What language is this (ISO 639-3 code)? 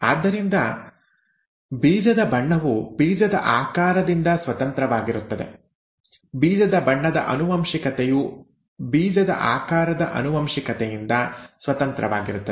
kan